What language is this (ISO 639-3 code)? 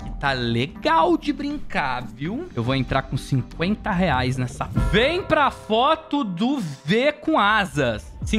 por